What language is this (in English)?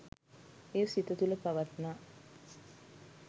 Sinhala